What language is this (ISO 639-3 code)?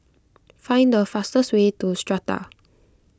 eng